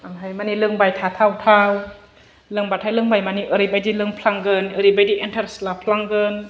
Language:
Bodo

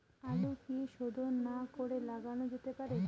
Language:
Bangla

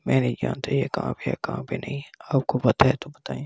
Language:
Hindi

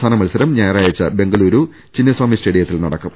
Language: Malayalam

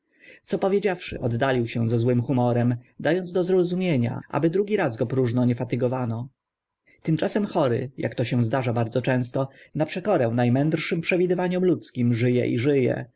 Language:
Polish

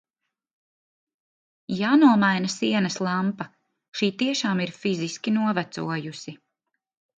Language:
Latvian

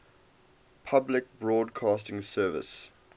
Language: English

